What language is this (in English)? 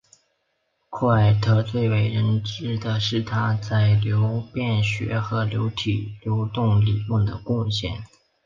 Chinese